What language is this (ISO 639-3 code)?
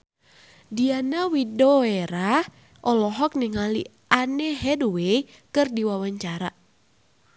sun